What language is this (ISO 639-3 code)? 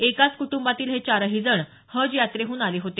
mar